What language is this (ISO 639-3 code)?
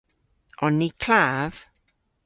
cor